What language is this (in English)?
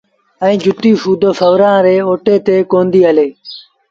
Sindhi Bhil